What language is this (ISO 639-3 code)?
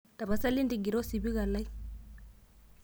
mas